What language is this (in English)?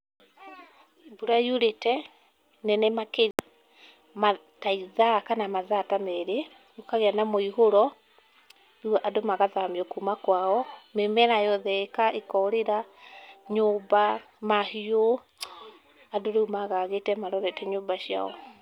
Kikuyu